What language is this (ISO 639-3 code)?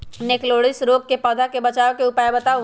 mag